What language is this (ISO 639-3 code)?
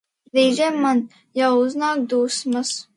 lav